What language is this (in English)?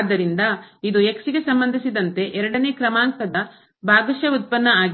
Kannada